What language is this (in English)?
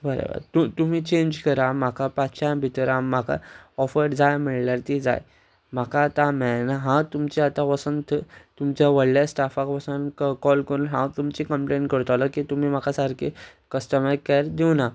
Konkani